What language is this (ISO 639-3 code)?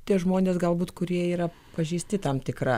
lit